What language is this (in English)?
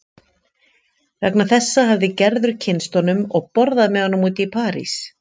Icelandic